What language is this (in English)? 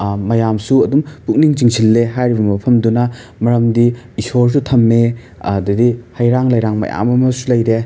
Manipuri